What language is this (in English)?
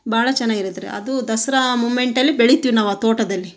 Kannada